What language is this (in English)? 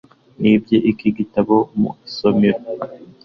Kinyarwanda